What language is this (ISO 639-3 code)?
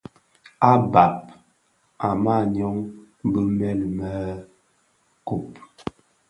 ksf